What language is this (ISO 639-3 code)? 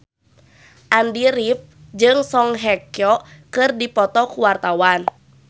sun